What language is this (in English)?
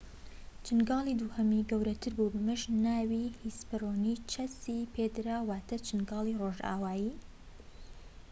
Central Kurdish